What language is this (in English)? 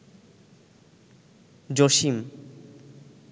Bangla